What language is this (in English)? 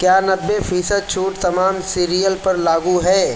Urdu